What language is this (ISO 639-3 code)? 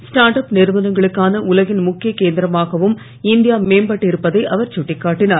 tam